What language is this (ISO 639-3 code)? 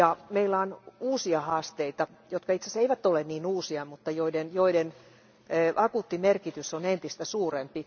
fin